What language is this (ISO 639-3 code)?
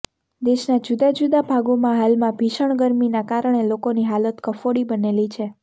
guj